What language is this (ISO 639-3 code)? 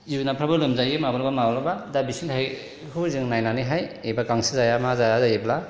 brx